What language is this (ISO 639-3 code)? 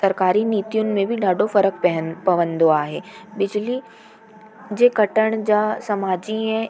snd